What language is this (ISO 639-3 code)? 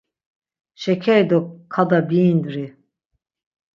lzz